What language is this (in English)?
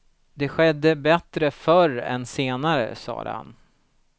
Swedish